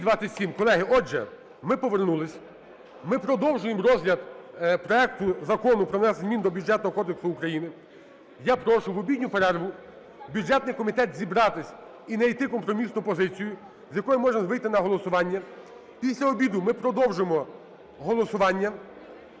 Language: Ukrainian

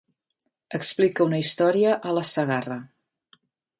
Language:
Catalan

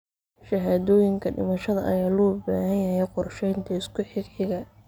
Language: Somali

